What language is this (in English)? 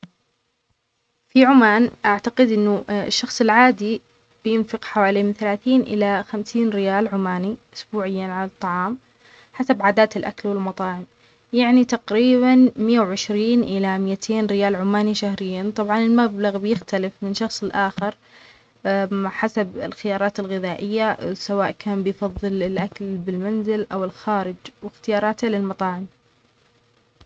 Omani Arabic